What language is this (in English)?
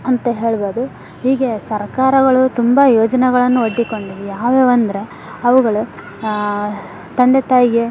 Kannada